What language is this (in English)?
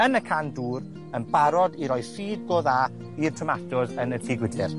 Welsh